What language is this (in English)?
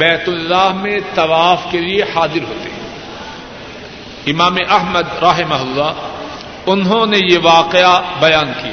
Urdu